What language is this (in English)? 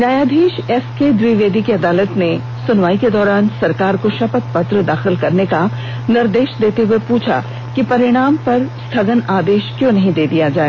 Hindi